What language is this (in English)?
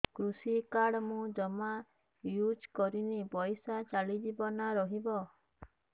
Odia